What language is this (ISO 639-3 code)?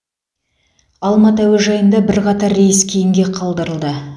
kaz